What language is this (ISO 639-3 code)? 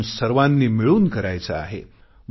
mar